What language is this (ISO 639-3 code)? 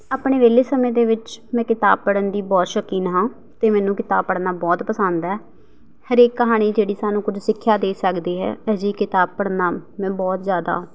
pan